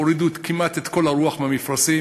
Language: Hebrew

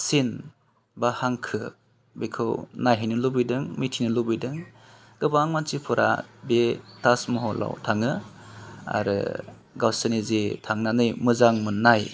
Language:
Bodo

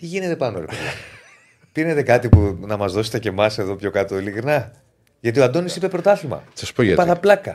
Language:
Greek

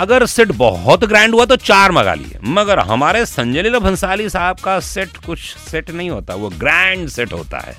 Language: Hindi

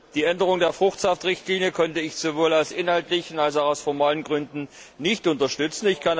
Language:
German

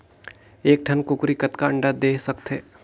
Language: Chhattisgarhi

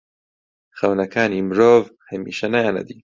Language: Central Kurdish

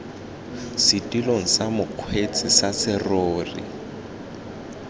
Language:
Tswana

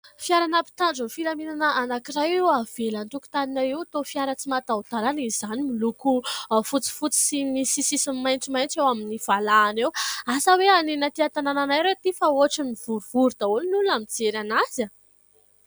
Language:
Malagasy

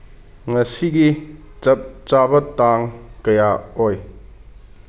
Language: Manipuri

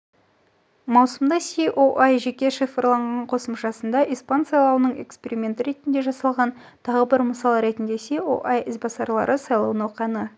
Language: Kazakh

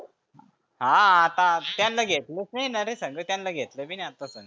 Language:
Marathi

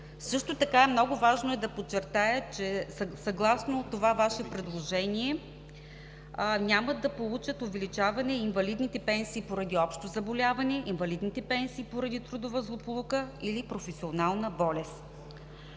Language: Bulgarian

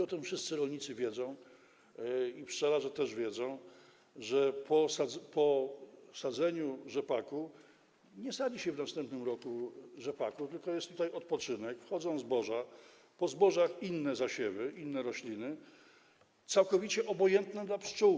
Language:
Polish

